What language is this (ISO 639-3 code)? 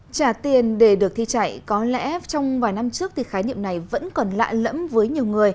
vie